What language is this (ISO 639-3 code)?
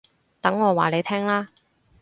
yue